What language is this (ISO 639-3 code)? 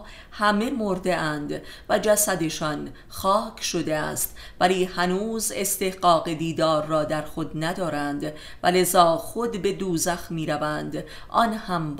fas